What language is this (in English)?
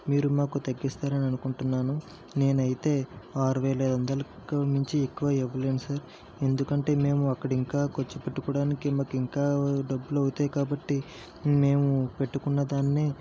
Telugu